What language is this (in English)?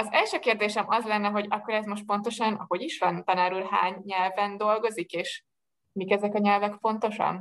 Hungarian